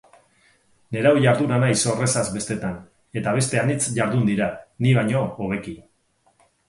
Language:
Basque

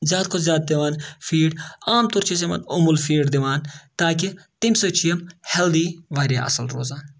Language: Kashmiri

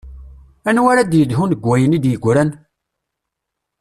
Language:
Kabyle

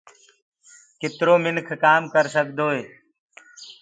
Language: Gurgula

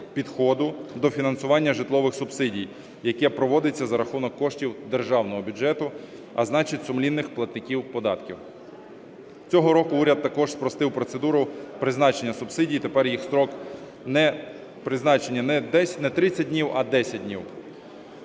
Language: Ukrainian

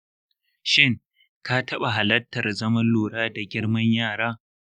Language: Hausa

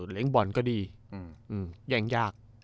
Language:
Thai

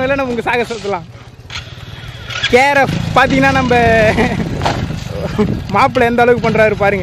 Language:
Arabic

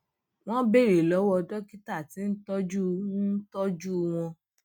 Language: Yoruba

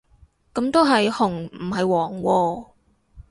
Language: Cantonese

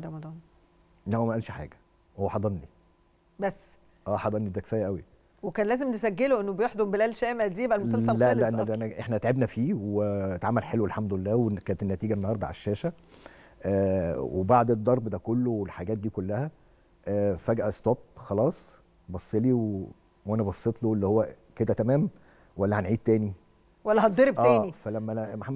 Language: Arabic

